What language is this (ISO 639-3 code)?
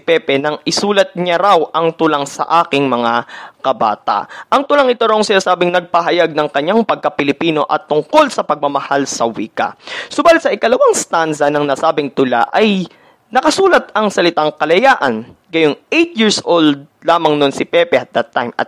fil